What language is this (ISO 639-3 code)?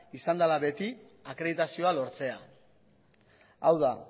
eus